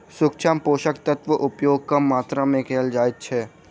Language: Maithili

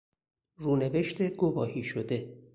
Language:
Persian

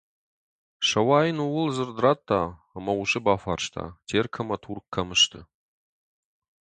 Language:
Ossetic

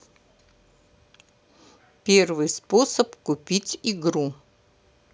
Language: Russian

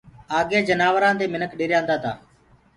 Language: Gurgula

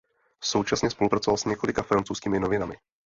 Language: Czech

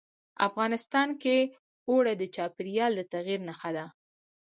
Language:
Pashto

